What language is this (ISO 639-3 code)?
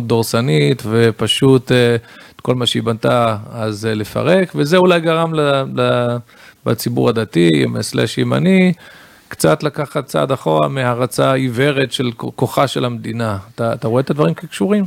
heb